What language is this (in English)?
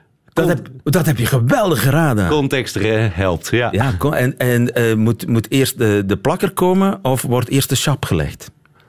Dutch